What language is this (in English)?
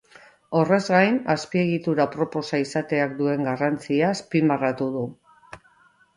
Basque